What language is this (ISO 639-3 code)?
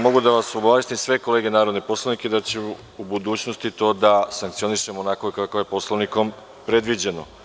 srp